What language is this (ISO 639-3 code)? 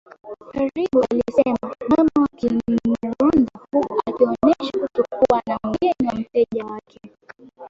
swa